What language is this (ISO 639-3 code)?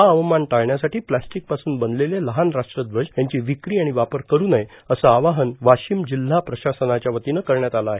mar